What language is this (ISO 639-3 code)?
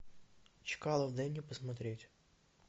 rus